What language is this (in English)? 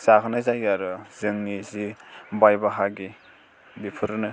Bodo